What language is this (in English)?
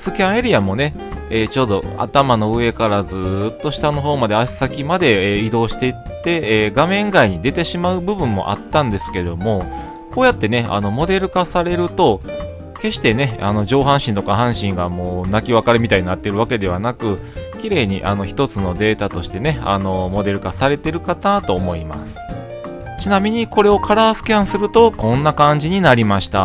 Japanese